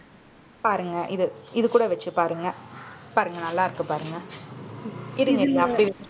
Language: Tamil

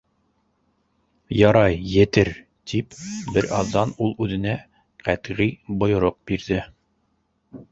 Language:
Bashkir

